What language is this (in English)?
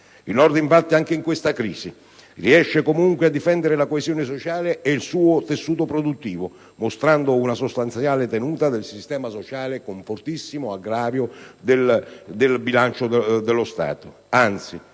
Italian